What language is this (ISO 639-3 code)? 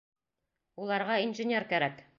bak